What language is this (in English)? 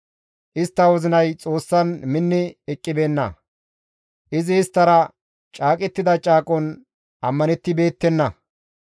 Gamo